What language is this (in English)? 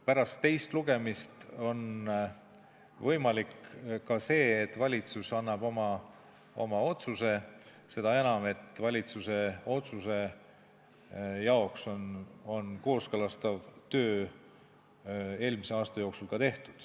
Estonian